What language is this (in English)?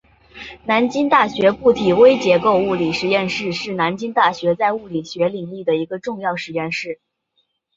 Chinese